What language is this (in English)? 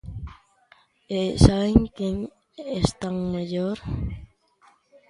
Galician